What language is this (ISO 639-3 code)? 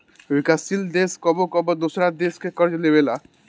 bho